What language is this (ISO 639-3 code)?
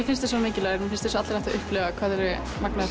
isl